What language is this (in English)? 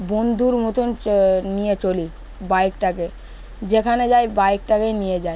Bangla